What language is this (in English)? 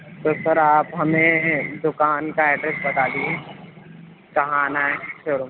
Urdu